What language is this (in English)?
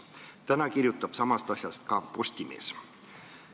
Estonian